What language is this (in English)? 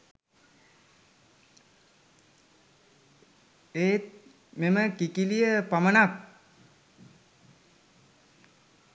Sinhala